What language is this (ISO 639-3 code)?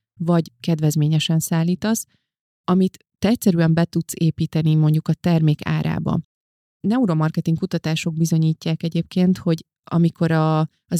hun